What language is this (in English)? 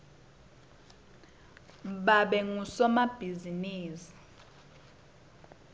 Swati